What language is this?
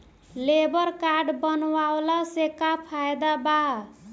Bhojpuri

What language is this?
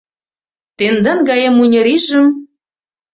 Mari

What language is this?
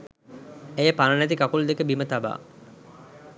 Sinhala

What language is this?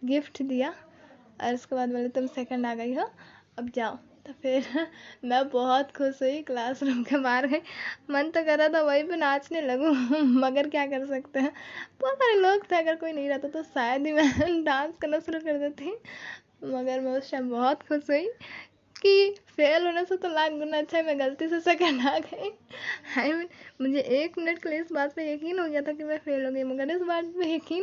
Hindi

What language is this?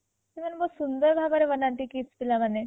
Odia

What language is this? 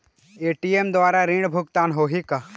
Chhattisgarhi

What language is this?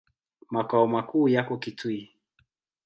Swahili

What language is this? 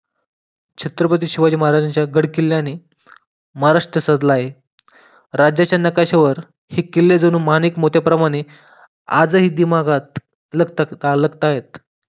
Marathi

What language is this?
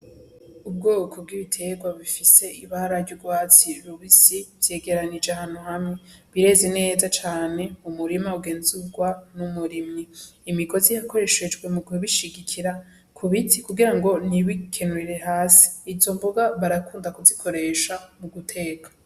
Rundi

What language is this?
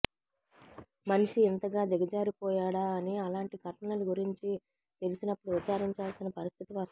Telugu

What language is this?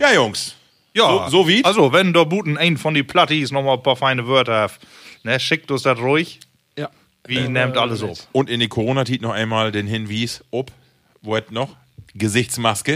German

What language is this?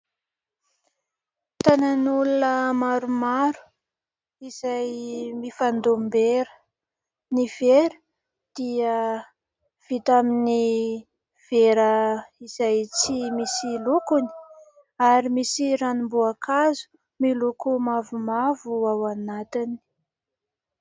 Malagasy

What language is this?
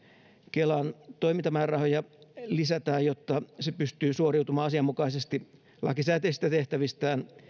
Finnish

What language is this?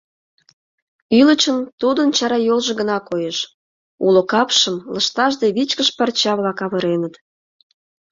Mari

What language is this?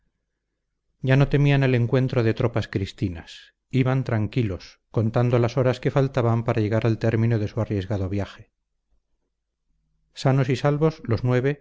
Spanish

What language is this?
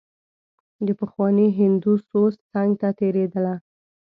Pashto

